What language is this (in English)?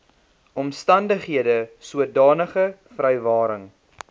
Afrikaans